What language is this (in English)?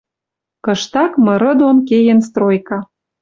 Western Mari